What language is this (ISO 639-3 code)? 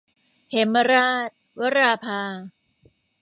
tha